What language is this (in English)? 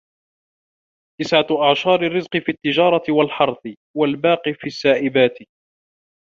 Arabic